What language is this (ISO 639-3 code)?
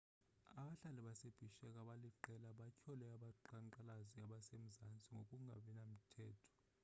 xho